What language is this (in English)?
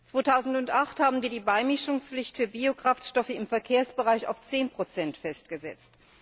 German